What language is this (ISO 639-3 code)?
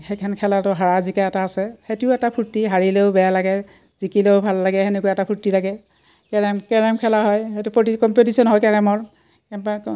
asm